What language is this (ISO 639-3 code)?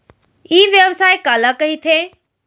hne